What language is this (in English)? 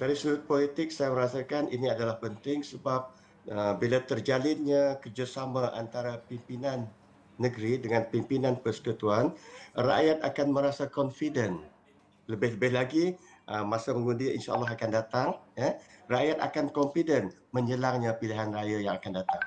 Malay